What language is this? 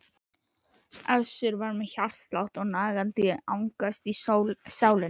Icelandic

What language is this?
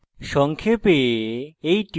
Bangla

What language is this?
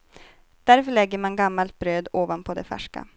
Swedish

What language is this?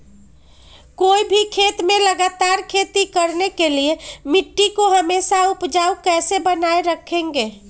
Magahi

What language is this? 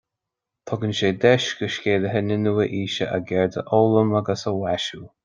Irish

